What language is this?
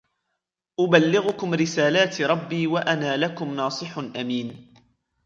Arabic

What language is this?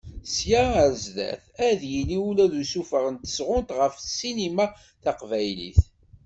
Kabyle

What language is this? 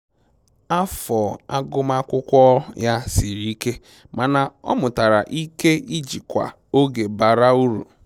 Igbo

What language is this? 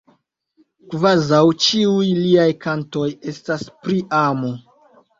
Esperanto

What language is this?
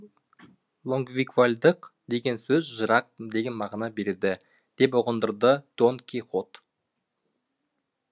Kazakh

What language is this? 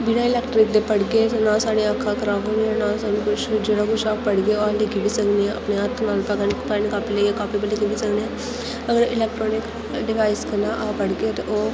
Dogri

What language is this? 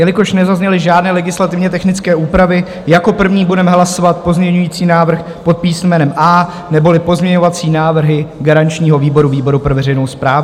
Czech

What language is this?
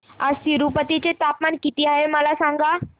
Marathi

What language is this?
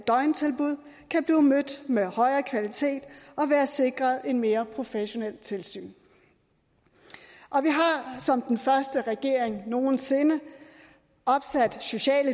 Danish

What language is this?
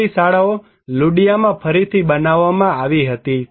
Gujarati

